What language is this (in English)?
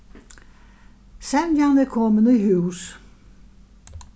Faroese